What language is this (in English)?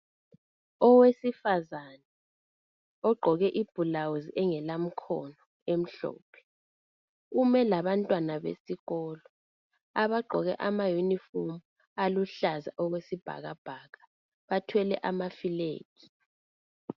North Ndebele